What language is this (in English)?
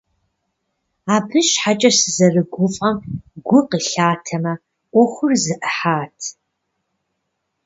Kabardian